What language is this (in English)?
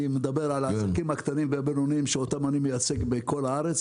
Hebrew